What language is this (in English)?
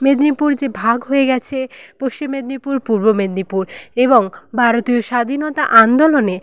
Bangla